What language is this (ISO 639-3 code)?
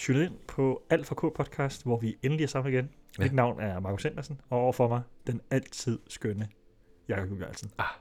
dan